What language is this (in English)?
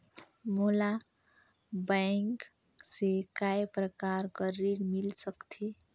Chhattisgarhi